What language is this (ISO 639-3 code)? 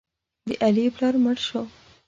pus